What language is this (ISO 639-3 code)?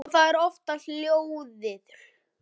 isl